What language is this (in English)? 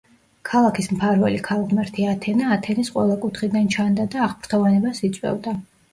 Georgian